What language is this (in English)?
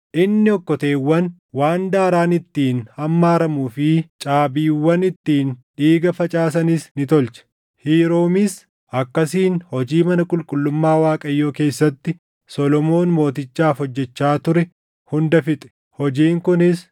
Oromo